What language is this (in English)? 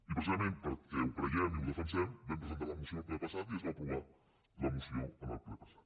Catalan